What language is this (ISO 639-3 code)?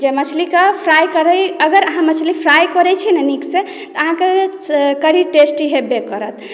mai